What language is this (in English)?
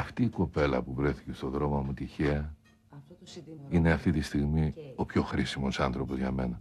Greek